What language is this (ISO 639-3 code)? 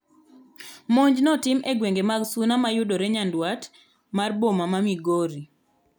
luo